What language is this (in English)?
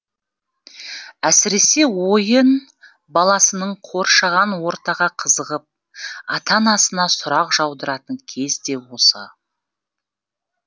Kazakh